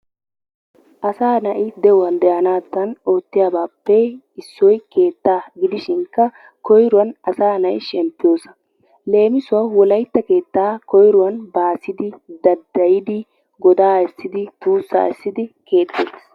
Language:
Wolaytta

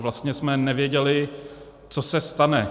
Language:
Czech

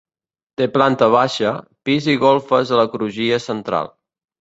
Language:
Catalan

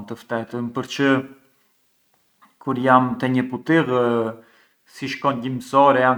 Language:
Arbëreshë Albanian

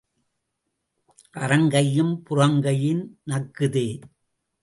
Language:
Tamil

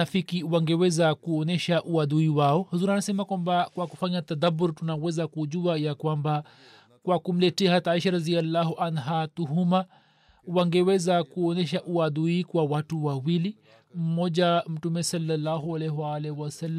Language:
Swahili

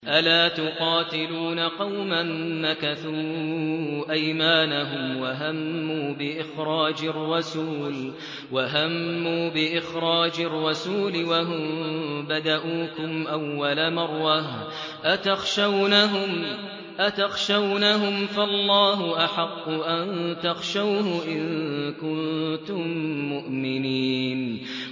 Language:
Arabic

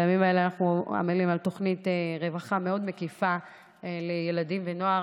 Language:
Hebrew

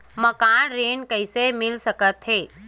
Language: Chhattisgarhi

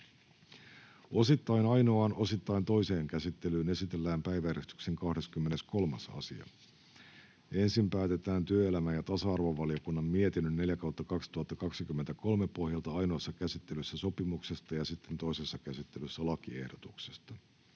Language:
Finnish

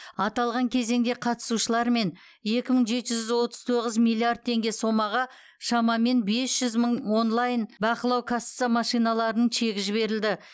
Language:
Kazakh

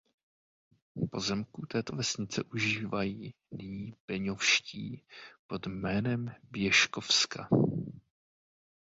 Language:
Czech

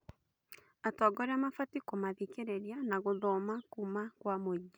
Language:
Kikuyu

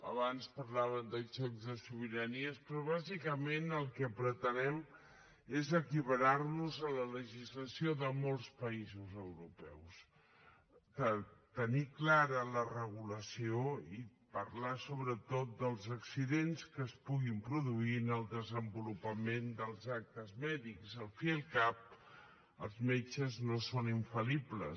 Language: Catalan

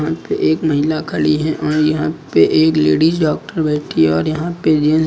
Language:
Hindi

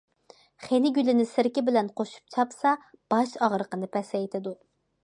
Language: Uyghur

